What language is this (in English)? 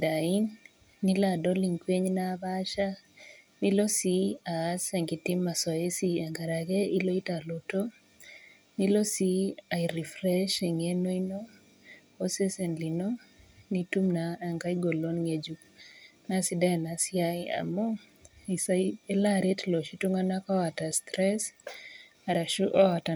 Masai